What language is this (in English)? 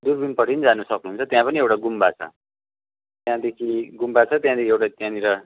Nepali